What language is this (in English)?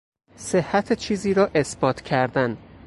Persian